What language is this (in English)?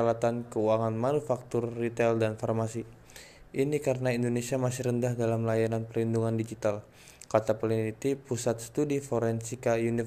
Indonesian